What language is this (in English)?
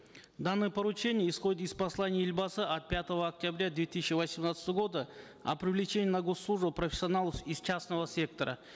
Kazakh